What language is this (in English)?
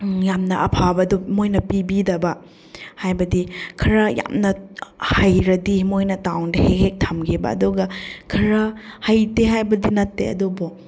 Manipuri